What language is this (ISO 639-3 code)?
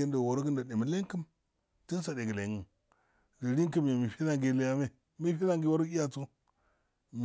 aal